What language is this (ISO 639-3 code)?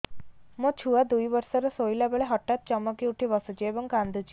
ori